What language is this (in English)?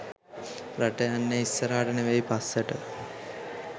Sinhala